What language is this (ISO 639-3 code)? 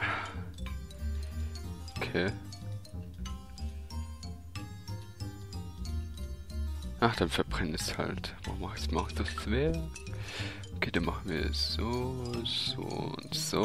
deu